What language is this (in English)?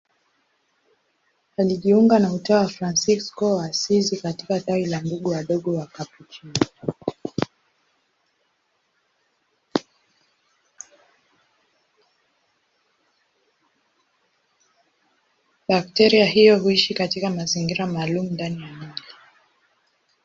Swahili